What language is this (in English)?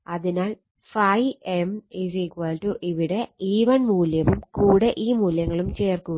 Malayalam